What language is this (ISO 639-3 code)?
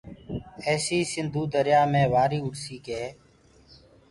ggg